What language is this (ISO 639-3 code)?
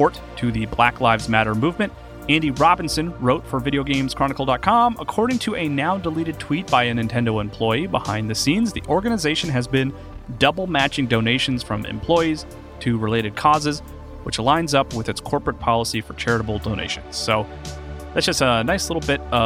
eng